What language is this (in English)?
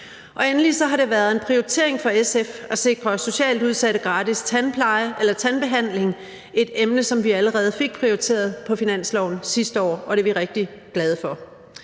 Danish